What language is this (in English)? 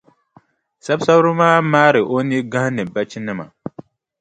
Dagbani